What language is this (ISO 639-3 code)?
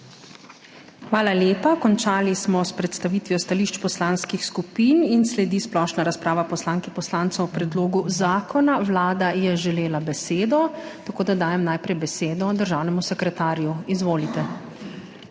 slv